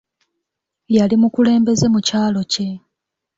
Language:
Ganda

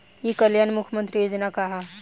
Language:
Bhojpuri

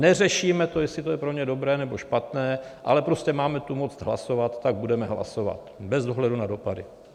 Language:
Czech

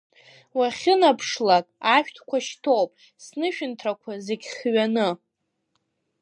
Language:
Abkhazian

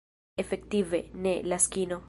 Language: Esperanto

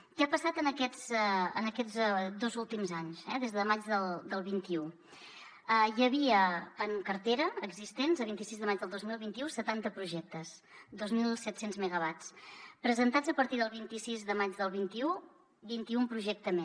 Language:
Catalan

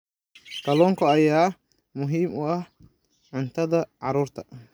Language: Somali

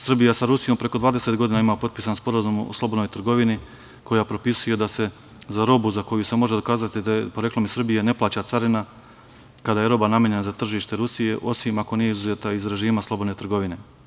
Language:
Serbian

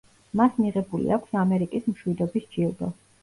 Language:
Georgian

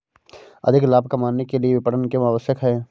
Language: Hindi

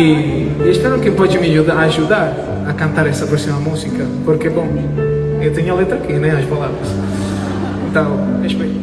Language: Portuguese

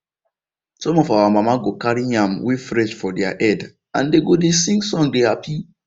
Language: Nigerian Pidgin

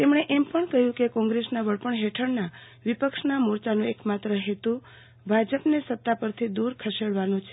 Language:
Gujarati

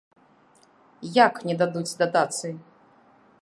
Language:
Belarusian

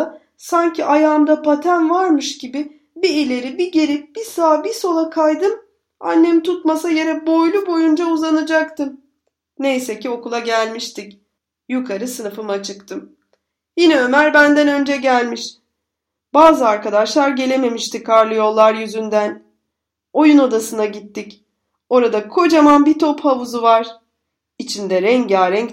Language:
Turkish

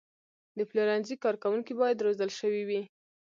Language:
Pashto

